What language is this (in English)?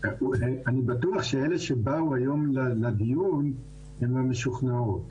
Hebrew